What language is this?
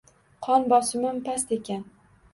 Uzbek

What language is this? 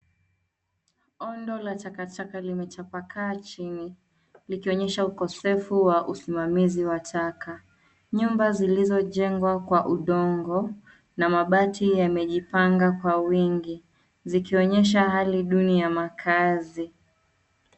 Swahili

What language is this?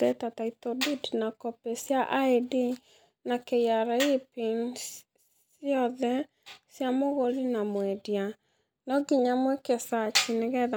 Kikuyu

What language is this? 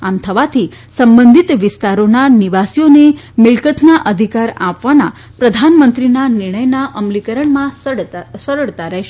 Gujarati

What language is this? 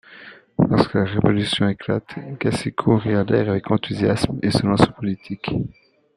French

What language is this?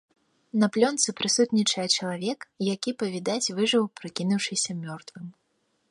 Belarusian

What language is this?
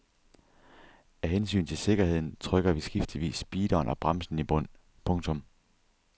Danish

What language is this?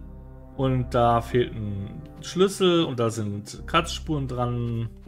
German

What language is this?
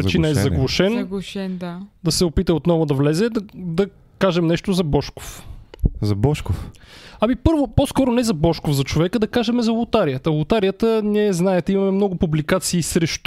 Bulgarian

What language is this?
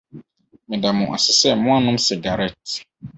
Akan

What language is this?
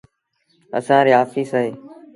Sindhi Bhil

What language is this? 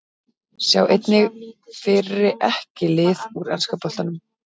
Icelandic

